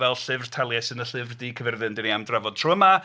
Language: Welsh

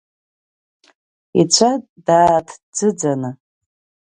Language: Abkhazian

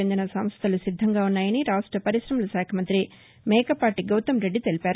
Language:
Telugu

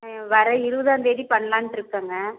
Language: Tamil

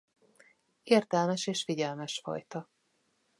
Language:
Hungarian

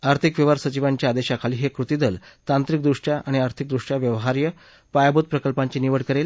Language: Marathi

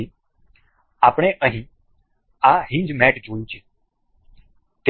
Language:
Gujarati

